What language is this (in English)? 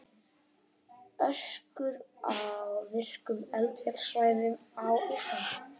Icelandic